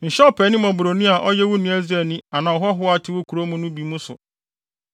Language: Akan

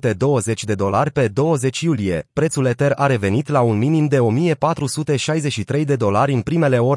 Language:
Romanian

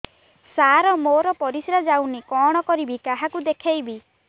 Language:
Odia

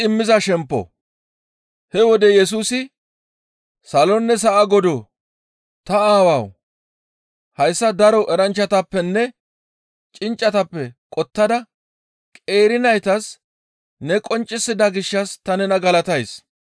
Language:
Gamo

